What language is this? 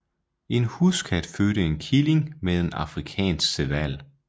Danish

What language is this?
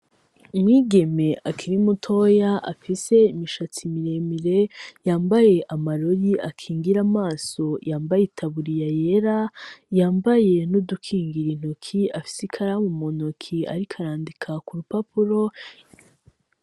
Rundi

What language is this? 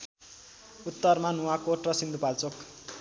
Nepali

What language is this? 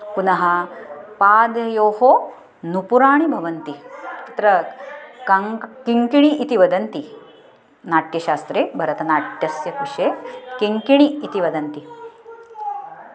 Sanskrit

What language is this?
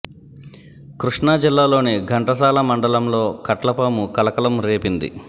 Telugu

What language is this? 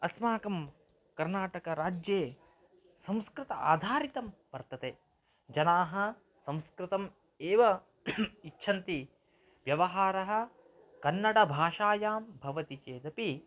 Sanskrit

